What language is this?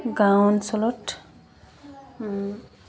Assamese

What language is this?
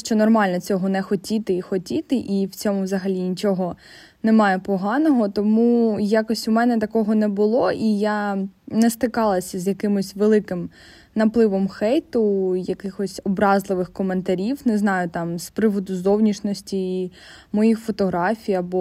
Ukrainian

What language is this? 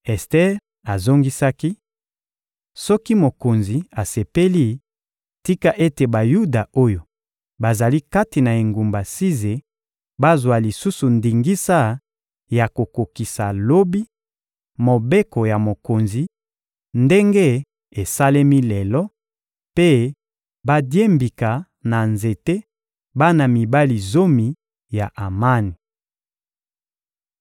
Lingala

